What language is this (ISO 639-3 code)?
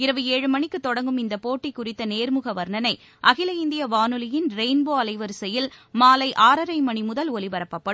tam